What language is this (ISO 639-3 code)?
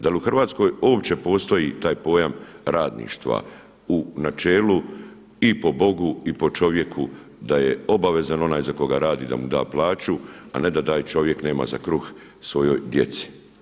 hrv